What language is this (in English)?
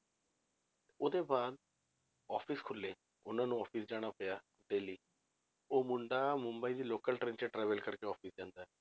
Punjabi